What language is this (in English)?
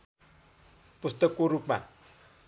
Nepali